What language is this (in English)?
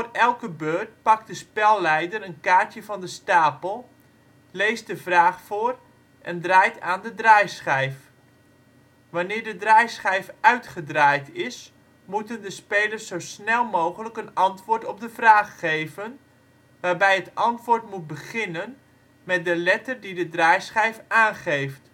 Dutch